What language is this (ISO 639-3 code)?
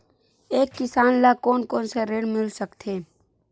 hne